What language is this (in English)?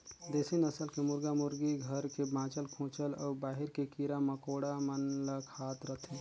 Chhattisgarhi